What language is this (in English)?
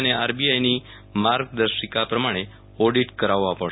Gujarati